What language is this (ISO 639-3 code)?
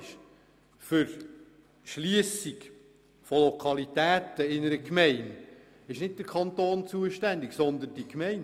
gsw